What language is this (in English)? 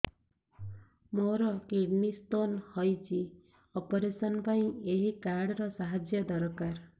Odia